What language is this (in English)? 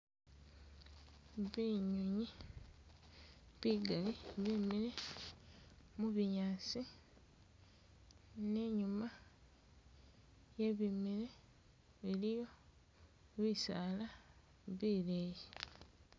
Masaaba